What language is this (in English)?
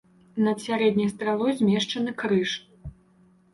Belarusian